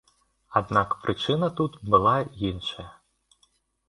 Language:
Belarusian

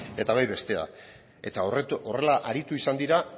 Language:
Basque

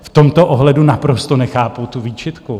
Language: Czech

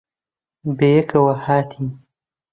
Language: Central Kurdish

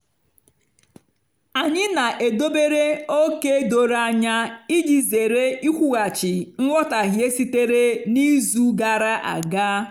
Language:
Igbo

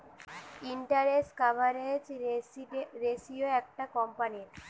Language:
Bangla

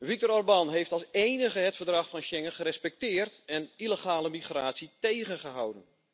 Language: Dutch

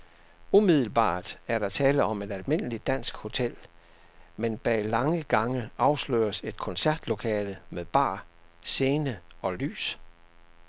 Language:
Danish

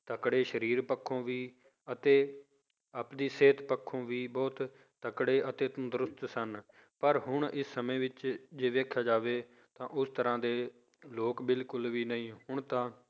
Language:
Punjabi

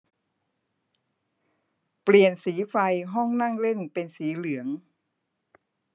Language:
Thai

